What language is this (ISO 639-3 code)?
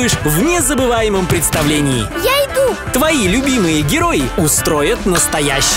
rus